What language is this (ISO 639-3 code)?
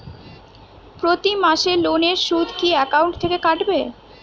ben